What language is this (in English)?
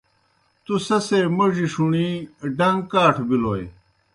Kohistani Shina